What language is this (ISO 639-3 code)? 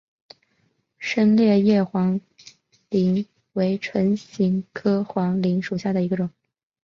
zho